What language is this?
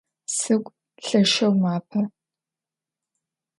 Adyghe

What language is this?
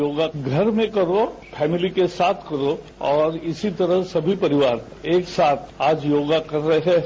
Hindi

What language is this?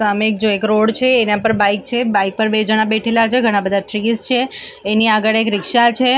Gujarati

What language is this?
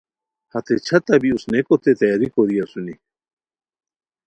Khowar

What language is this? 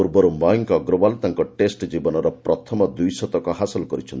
Odia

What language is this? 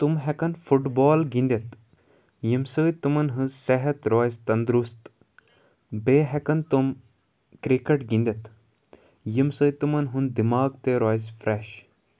Kashmiri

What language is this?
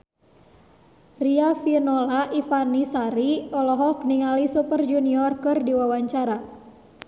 Sundanese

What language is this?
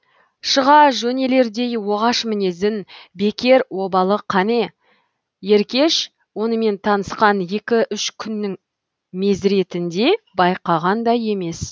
Kazakh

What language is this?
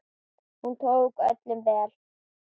Icelandic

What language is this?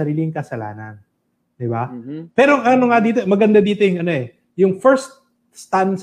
Filipino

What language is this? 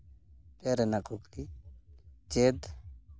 Santali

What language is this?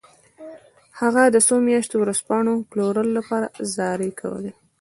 Pashto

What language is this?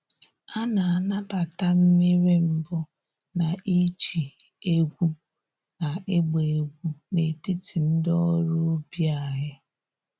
Igbo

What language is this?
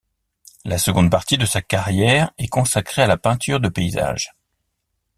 French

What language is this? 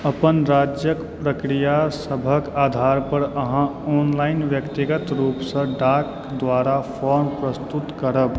Maithili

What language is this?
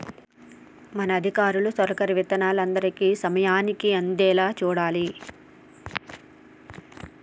Telugu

